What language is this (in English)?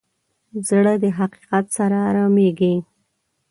Pashto